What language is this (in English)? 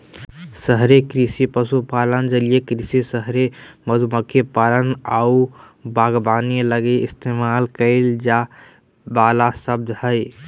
Magahi